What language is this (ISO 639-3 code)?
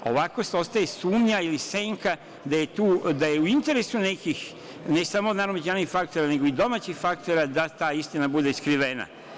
srp